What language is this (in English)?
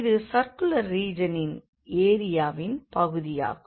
Tamil